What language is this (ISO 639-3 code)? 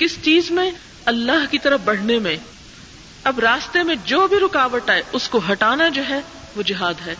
urd